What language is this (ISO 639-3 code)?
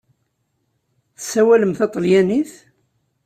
kab